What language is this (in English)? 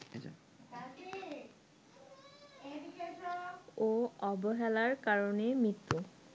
Bangla